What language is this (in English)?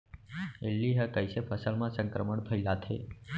Chhattisgarhi